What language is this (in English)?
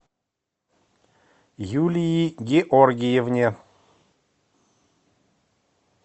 Russian